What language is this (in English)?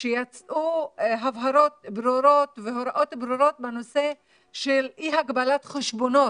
Hebrew